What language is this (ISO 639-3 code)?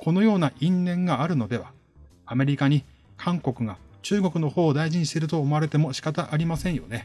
jpn